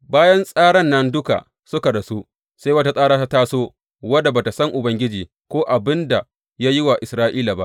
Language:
Hausa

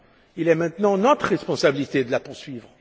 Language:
French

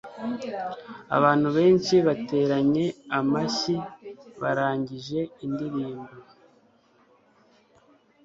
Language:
Kinyarwanda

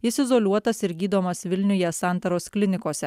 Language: Lithuanian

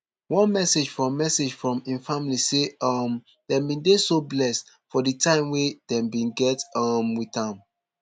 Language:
Nigerian Pidgin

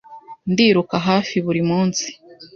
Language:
Kinyarwanda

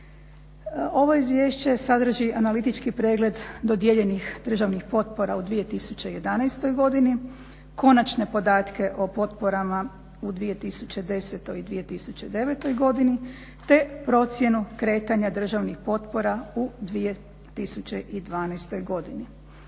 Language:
Croatian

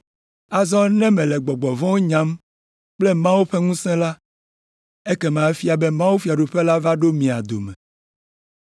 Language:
Ewe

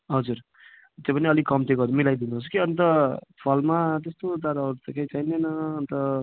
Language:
Nepali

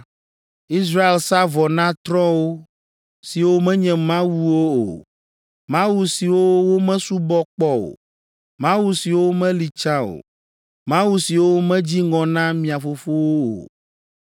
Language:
Ewe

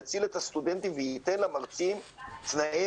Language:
Hebrew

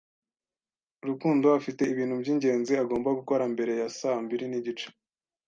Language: Kinyarwanda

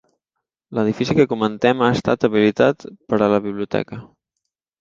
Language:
Catalan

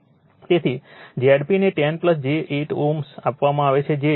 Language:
Gujarati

